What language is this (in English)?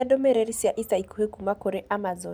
Kikuyu